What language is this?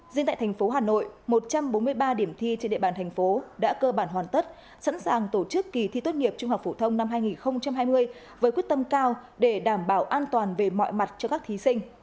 Vietnamese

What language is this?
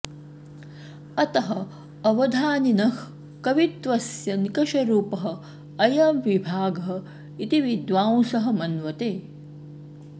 Sanskrit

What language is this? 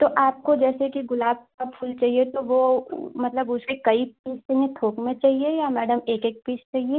Hindi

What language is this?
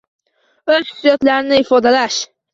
Uzbek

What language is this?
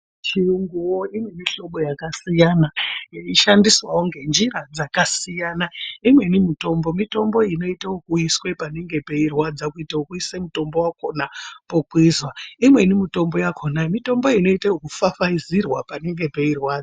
Ndau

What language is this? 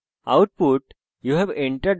Bangla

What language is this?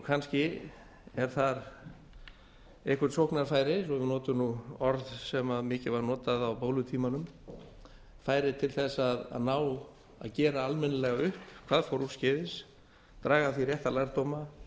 Icelandic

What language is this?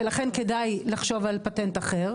Hebrew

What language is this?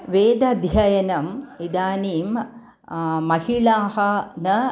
Sanskrit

